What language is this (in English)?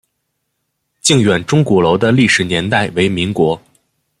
Chinese